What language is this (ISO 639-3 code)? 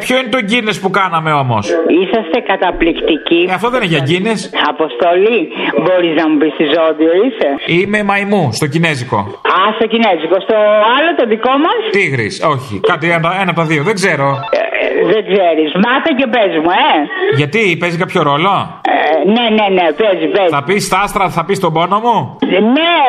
ell